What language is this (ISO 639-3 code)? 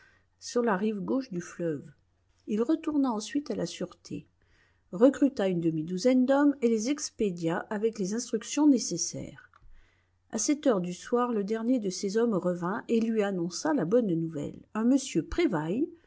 fra